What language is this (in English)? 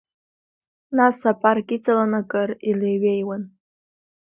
Abkhazian